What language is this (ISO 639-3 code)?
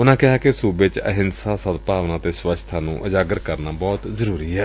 pan